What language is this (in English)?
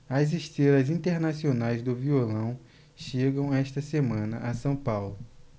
Portuguese